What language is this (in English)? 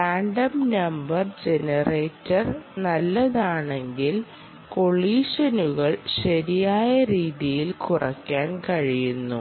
Malayalam